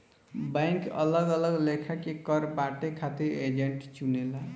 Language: Bhojpuri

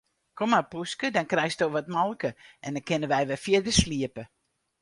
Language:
Western Frisian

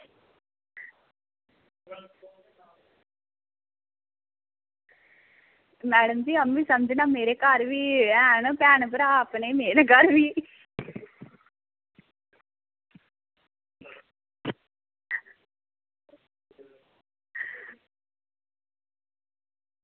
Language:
Dogri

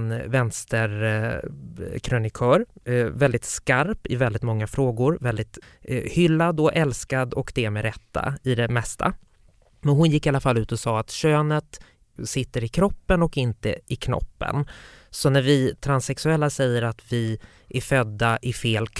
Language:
Swedish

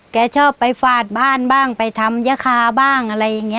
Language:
Thai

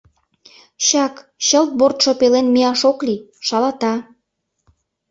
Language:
Mari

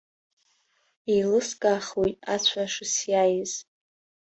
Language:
Abkhazian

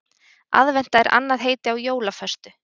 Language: Icelandic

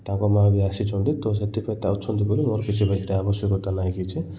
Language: Odia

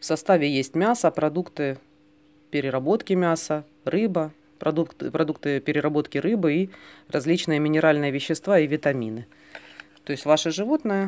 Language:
Russian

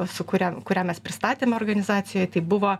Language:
Lithuanian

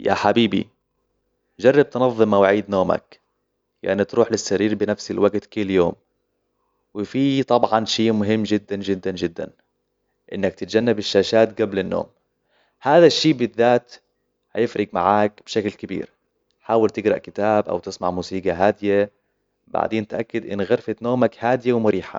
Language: Hijazi Arabic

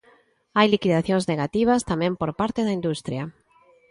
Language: Galician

